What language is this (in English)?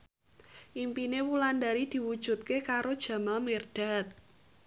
Javanese